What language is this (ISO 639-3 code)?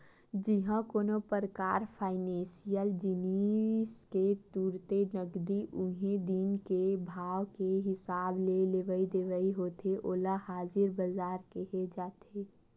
hne